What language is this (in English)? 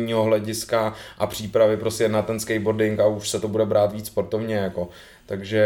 Czech